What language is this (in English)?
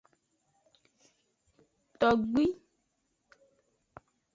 Aja (Benin)